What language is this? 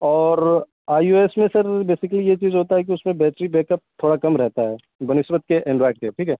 Urdu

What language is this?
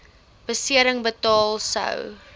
Afrikaans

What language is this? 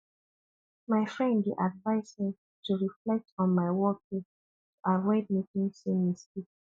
Nigerian Pidgin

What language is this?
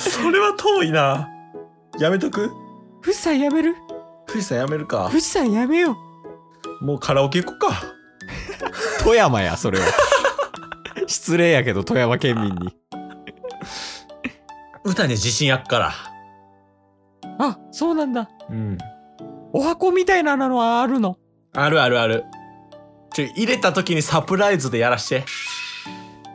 Japanese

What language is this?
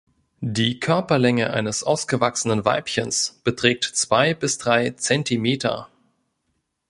German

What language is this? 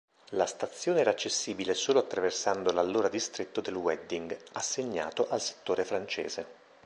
Italian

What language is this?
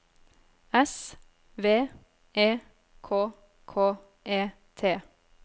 Norwegian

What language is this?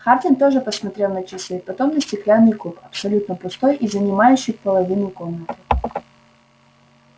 Russian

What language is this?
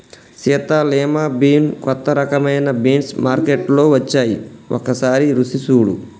Telugu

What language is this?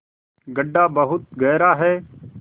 Hindi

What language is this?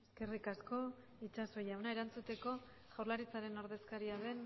Basque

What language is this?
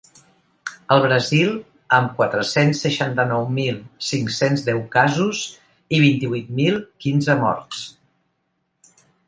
Catalan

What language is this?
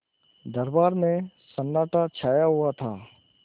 Hindi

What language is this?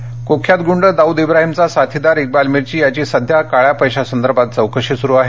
Marathi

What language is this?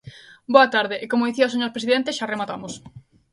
Galician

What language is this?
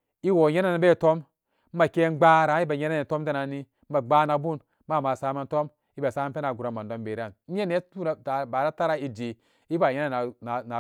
Samba Daka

